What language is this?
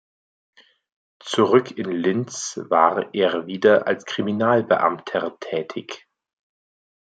German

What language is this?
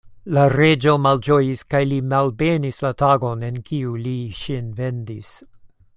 Esperanto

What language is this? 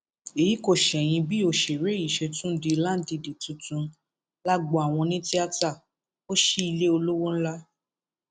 Yoruba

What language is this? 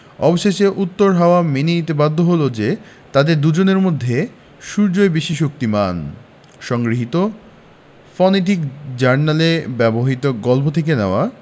Bangla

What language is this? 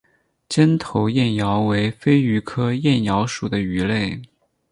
Chinese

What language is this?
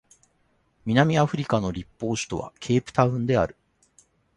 Japanese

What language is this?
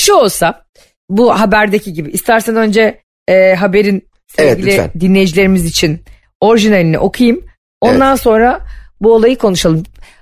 Turkish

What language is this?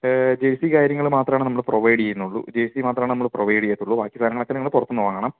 Malayalam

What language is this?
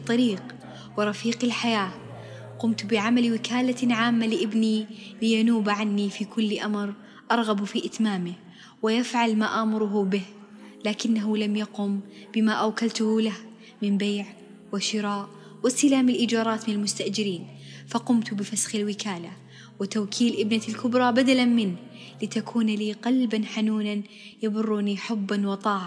Arabic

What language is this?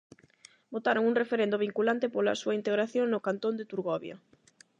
Galician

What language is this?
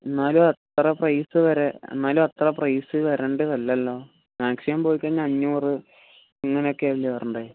Malayalam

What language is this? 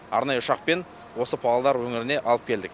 Kazakh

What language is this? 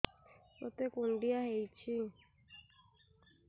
Odia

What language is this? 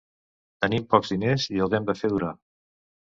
Catalan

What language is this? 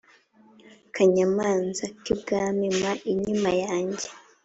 Kinyarwanda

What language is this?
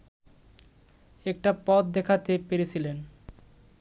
Bangla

